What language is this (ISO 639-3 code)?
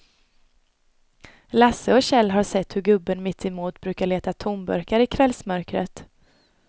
swe